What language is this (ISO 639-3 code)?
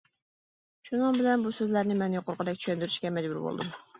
uig